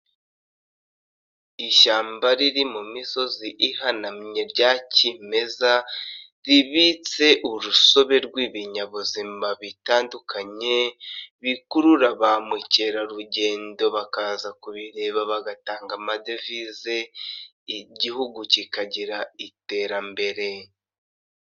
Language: Kinyarwanda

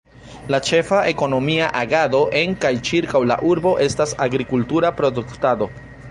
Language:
Esperanto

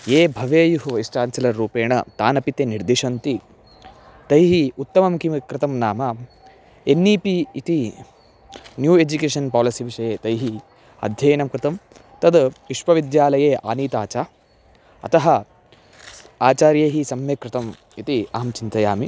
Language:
Sanskrit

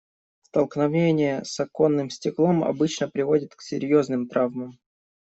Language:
Russian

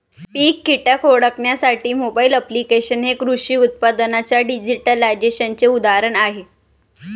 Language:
Marathi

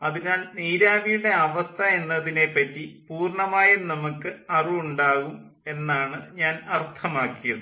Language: Malayalam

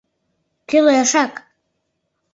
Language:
Mari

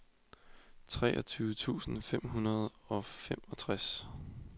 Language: Danish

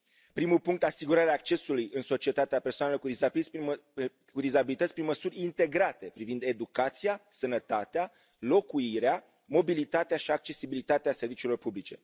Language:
Romanian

